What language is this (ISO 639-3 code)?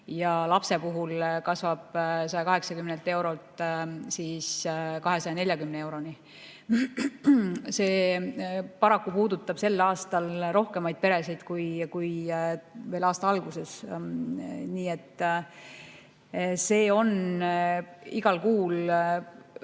est